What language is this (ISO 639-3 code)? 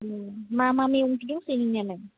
brx